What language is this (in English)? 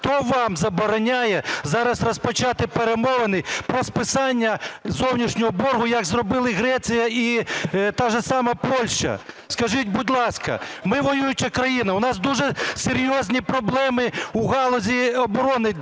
Ukrainian